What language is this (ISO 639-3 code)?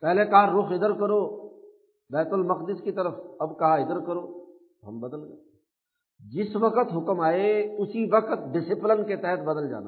urd